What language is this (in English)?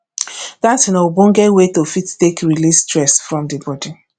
Nigerian Pidgin